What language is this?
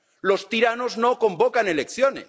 Spanish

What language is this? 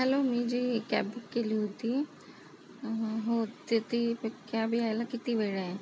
Marathi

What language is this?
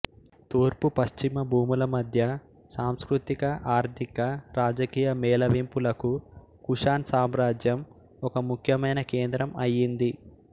Telugu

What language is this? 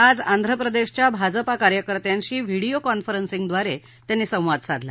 Marathi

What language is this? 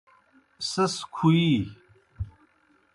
Kohistani Shina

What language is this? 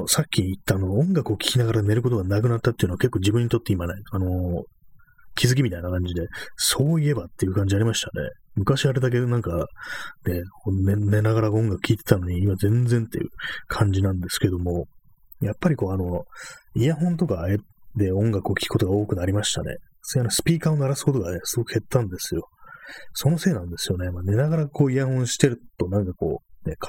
Japanese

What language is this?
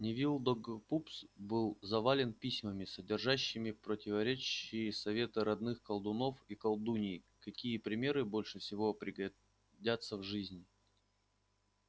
Russian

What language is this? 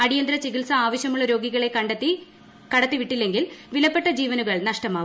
Malayalam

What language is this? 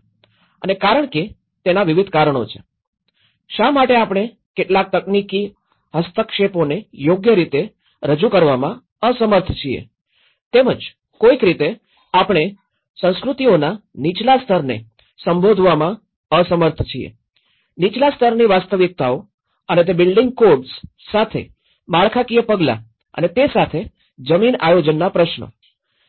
Gujarati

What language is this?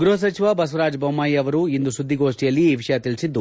Kannada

